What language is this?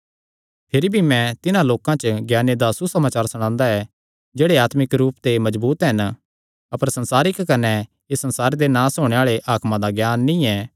Kangri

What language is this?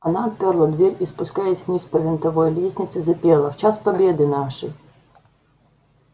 Russian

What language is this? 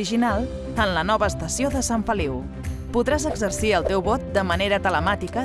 Catalan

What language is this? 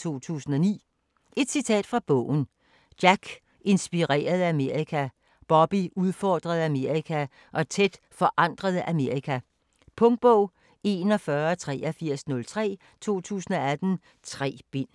Danish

